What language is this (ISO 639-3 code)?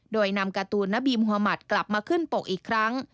tha